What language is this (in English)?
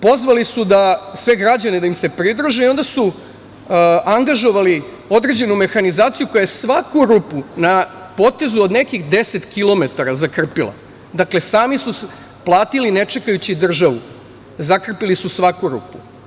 Serbian